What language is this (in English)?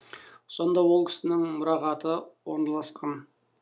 Kazakh